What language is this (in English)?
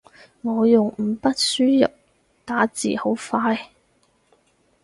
Cantonese